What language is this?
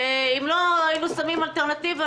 Hebrew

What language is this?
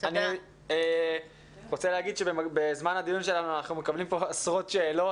Hebrew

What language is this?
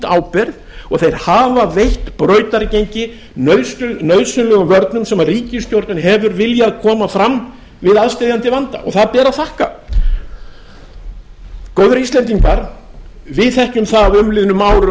Icelandic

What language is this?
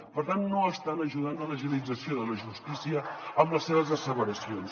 Catalan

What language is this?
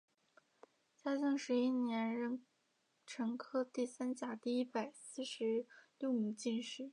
Chinese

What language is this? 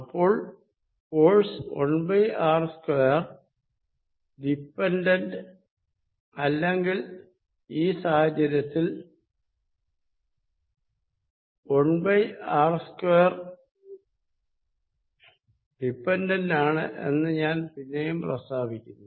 Malayalam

